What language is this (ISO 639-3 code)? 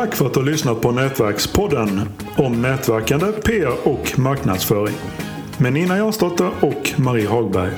swe